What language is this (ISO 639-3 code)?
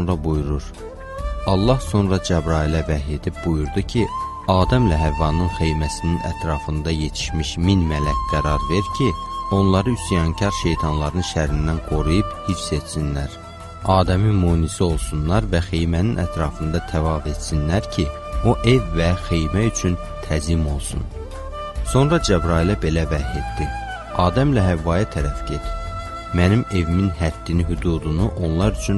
tur